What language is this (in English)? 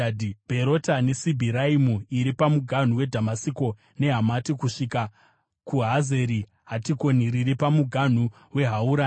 Shona